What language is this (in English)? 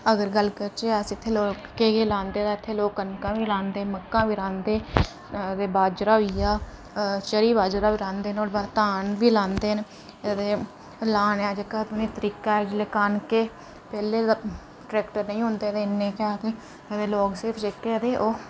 Dogri